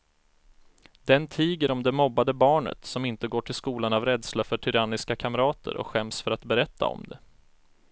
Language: Swedish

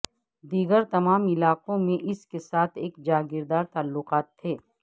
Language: Urdu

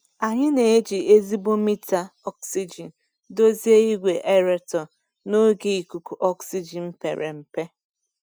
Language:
Igbo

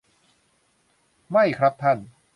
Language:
Thai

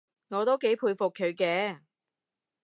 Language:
Cantonese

